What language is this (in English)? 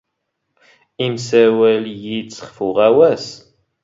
Standard Moroccan Tamazight